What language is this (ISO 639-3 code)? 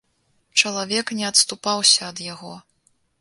bel